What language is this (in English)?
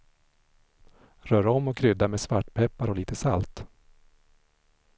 Swedish